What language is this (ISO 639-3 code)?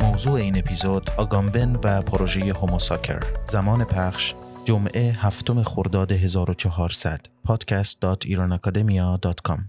fas